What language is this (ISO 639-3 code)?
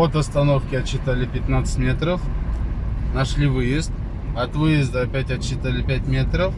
rus